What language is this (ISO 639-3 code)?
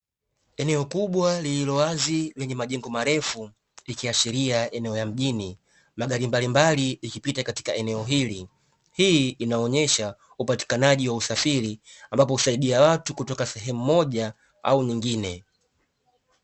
swa